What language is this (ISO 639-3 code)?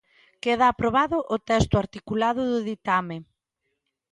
glg